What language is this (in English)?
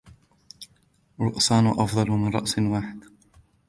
Arabic